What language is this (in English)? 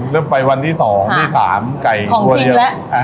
Thai